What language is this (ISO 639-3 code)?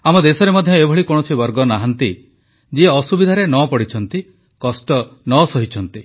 ori